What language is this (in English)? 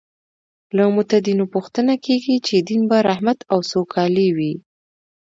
Pashto